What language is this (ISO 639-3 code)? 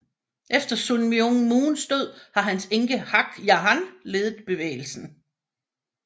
dan